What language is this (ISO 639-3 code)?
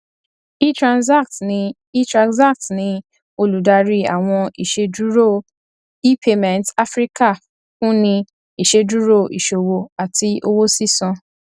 yor